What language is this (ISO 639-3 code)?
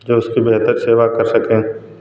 hin